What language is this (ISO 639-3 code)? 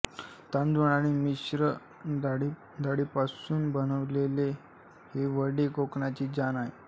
mar